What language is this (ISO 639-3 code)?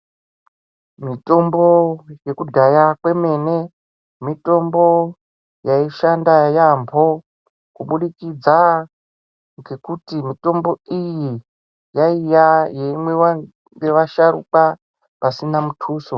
ndc